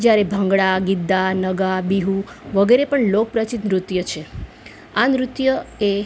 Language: Gujarati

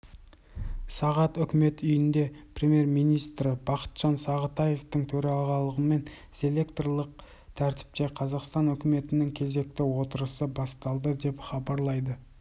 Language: Kazakh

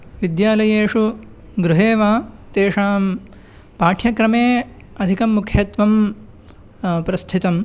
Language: Sanskrit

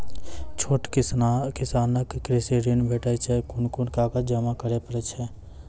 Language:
Maithili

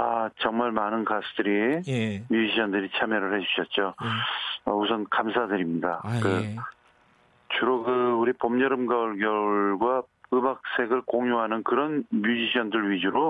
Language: Korean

